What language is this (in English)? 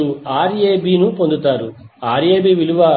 Telugu